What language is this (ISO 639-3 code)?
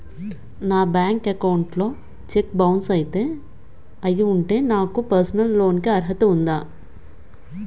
tel